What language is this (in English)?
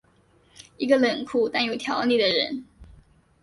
Chinese